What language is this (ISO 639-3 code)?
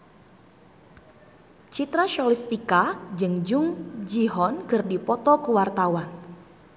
sun